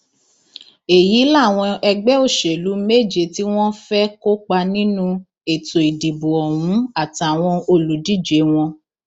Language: Yoruba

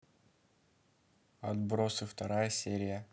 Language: Russian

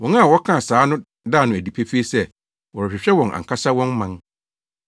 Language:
Akan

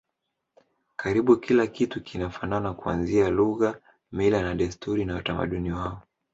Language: Swahili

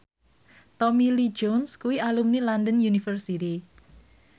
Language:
Javanese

